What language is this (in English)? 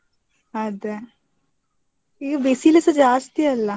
Kannada